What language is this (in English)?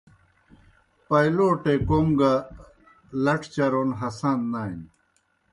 Kohistani Shina